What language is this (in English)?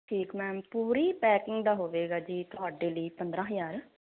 Punjabi